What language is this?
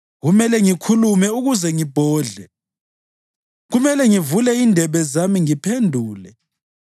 North Ndebele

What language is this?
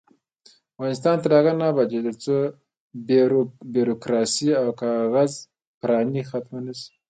Pashto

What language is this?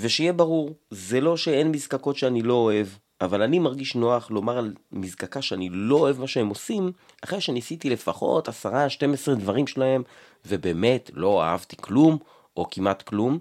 Hebrew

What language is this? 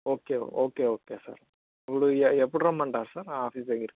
Telugu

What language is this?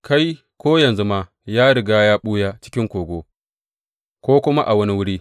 Hausa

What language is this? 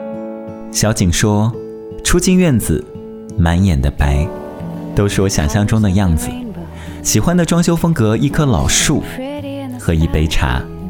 Chinese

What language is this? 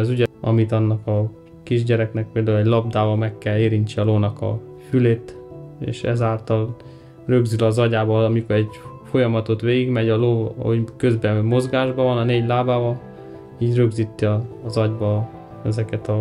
Hungarian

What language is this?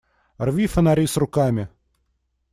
Russian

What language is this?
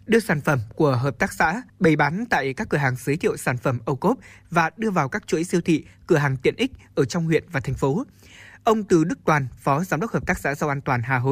Vietnamese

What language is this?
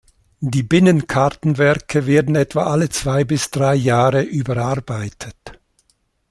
German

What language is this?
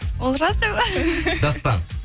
Kazakh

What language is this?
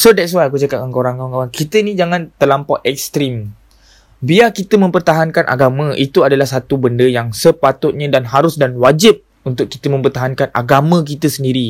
Malay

